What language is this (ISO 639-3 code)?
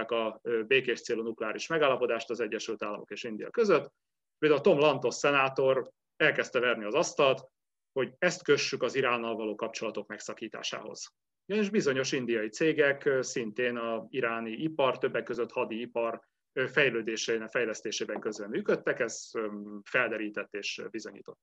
hun